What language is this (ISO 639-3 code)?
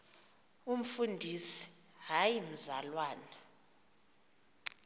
xho